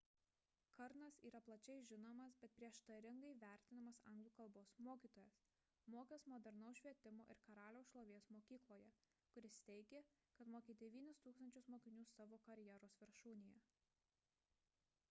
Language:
Lithuanian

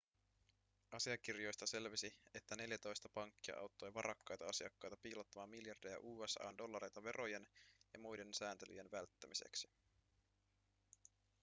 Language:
Finnish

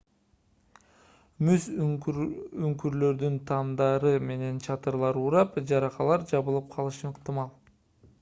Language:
Kyrgyz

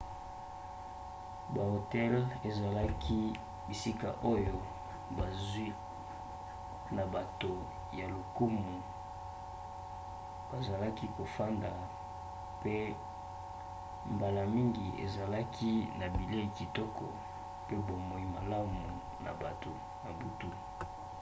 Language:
Lingala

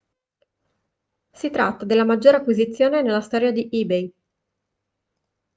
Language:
Italian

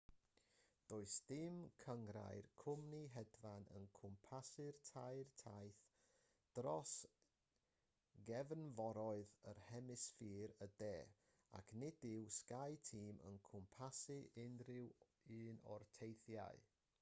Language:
Welsh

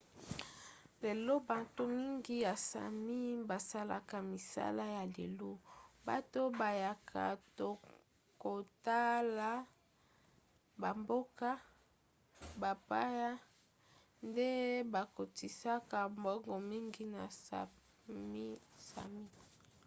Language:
Lingala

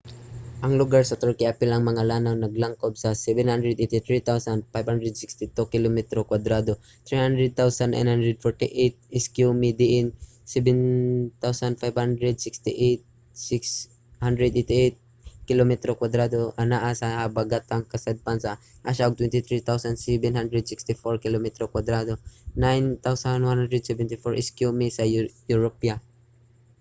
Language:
Cebuano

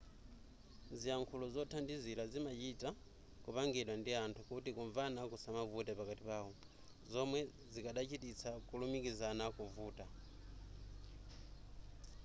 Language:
Nyanja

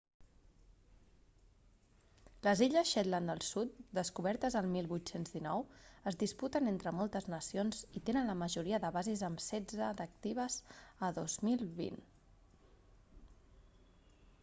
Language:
Catalan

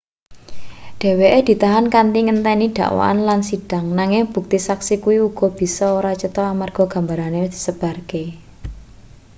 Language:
Javanese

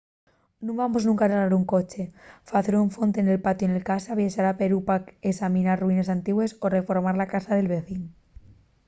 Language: Asturian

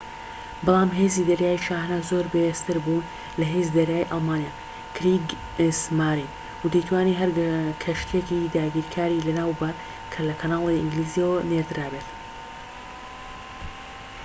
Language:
Central Kurdish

